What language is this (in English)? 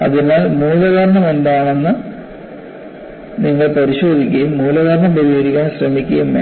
Malayalam